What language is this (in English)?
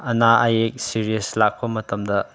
Manipuri